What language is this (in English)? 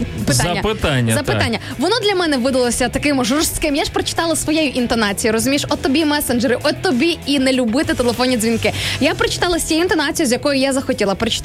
Ukrainian